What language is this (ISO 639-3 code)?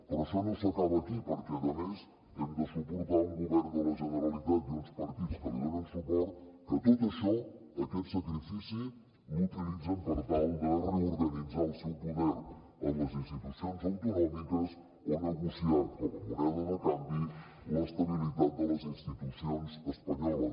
cat